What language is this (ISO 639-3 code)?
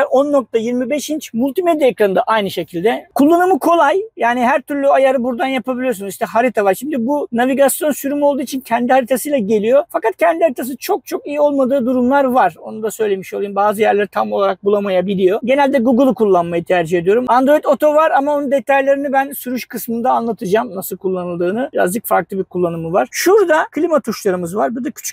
tur